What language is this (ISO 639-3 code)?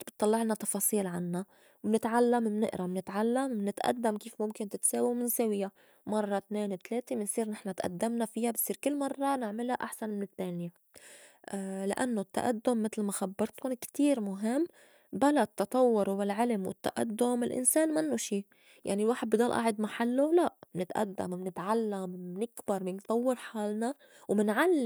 apc